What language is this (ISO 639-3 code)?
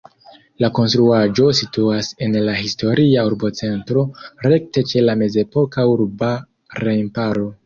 epo